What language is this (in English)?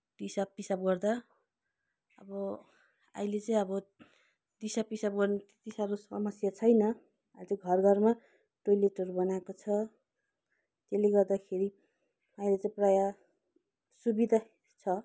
Nepali